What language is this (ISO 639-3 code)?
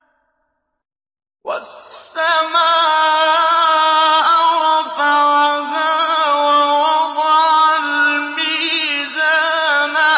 ara